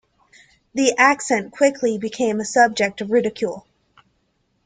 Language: English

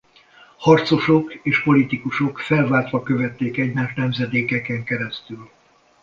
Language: Hungarian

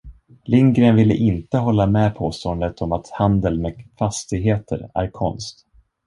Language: Swedish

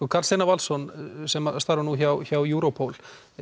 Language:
Icelandic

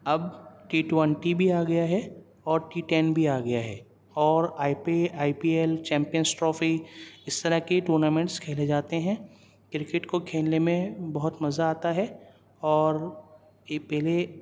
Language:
Urdu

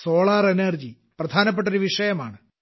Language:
Malayalam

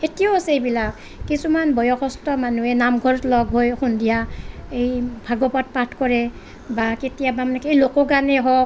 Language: Assamese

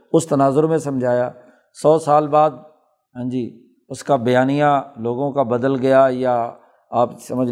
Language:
Urdu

